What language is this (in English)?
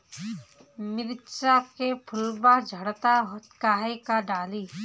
Bhojpuri